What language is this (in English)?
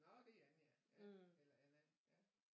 Danish